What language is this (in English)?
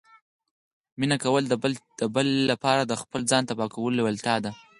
Pashto